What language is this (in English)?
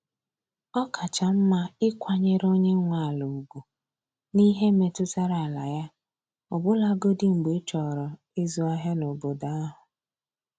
Igbo